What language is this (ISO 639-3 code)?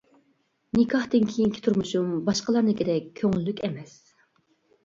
uig